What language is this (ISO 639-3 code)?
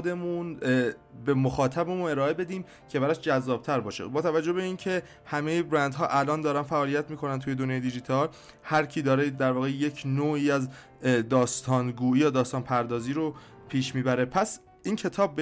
fas